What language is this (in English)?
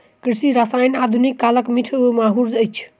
Maithili